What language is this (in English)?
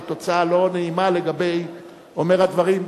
Hebrew